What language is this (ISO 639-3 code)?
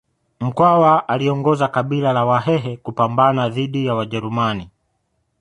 swa